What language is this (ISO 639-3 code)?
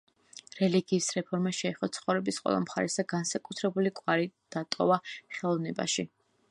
kat